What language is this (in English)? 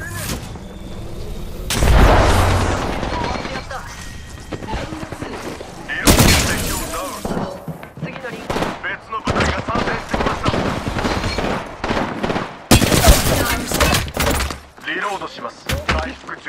Japanese